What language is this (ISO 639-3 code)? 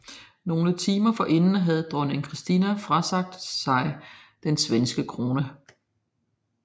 dan